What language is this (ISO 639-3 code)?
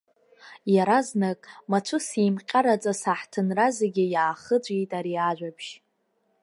abk